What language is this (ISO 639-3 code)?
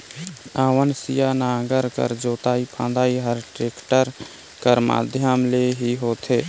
hne